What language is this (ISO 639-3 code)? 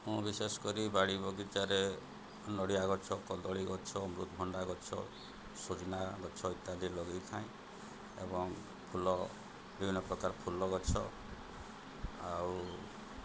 ori